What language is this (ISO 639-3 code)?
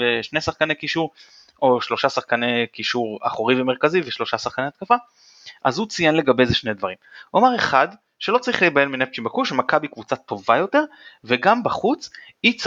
heb